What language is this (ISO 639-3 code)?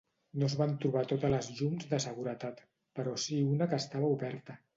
cat